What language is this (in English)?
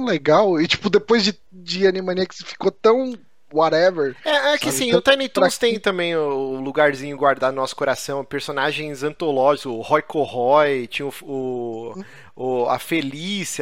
Portuguese